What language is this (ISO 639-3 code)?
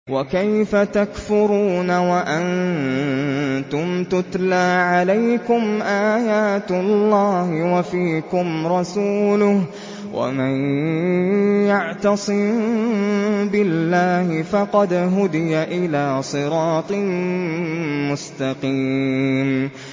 ara